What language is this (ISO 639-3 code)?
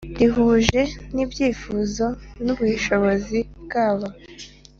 kin